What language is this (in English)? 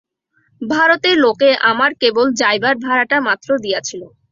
Bangla